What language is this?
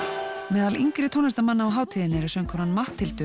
Icelandic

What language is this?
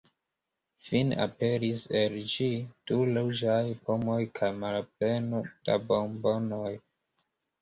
Esperanto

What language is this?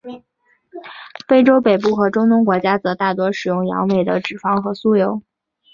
Chinese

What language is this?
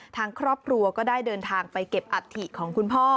Thai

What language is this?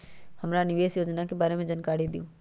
Magahi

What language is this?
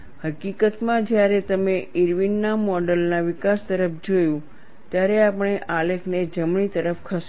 Gujarati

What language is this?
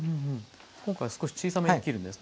Japanese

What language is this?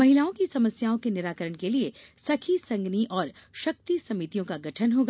Hindi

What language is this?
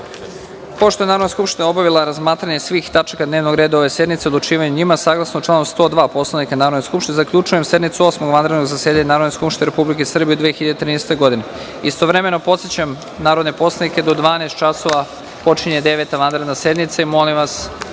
Serbian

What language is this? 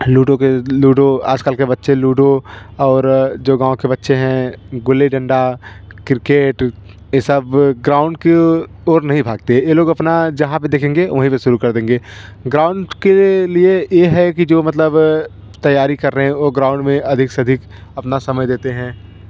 Hindi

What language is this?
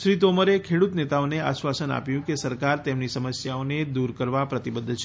Gujarati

